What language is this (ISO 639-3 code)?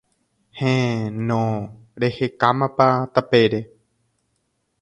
grn